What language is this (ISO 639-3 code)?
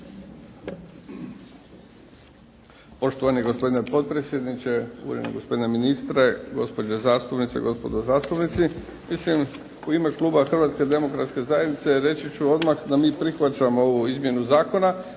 hrv